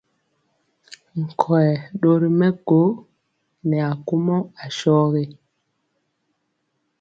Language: Mpiemo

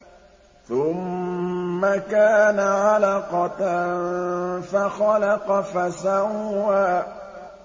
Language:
Arabic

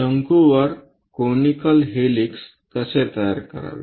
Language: Marathi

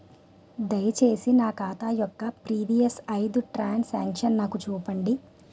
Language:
Telugu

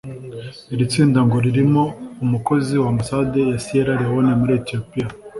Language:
Kinyarwanda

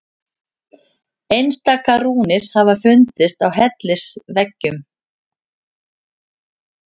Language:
Icelandic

